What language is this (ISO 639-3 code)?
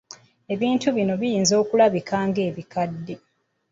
lug